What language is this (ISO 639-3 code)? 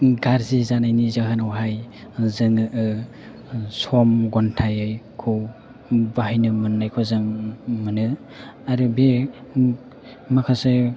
brx